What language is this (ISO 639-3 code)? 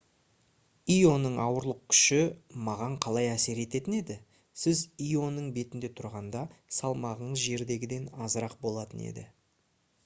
kaz